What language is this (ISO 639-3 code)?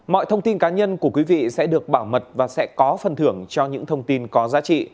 vie